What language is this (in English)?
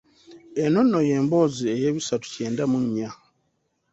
Ganda